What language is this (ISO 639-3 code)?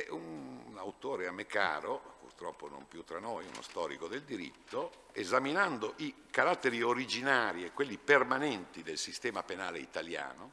ita